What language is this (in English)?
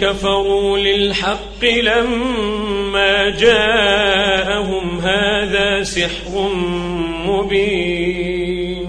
Arabic